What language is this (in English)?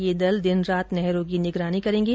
Hindi